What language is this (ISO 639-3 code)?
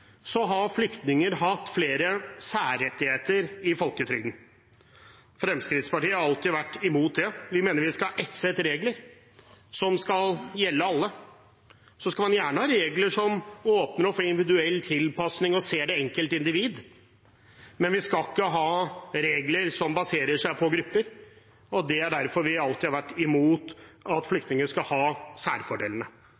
nob